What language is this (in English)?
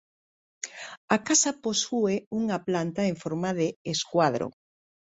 Galician